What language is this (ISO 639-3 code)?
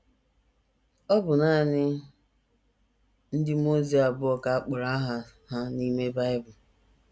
ibo